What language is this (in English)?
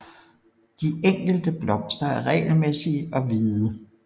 Danish